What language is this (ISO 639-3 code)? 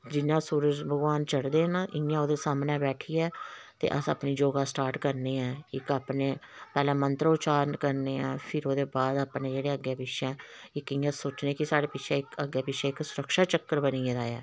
doi